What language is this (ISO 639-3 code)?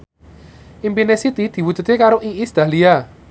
jav